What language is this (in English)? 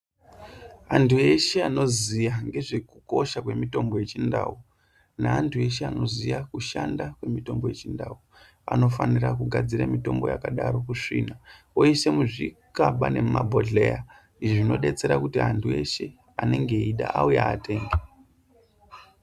Ndau